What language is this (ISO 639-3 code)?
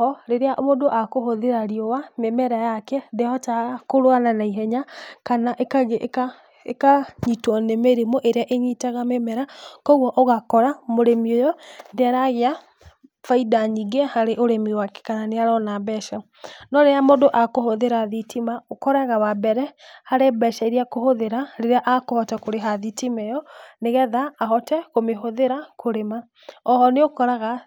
kik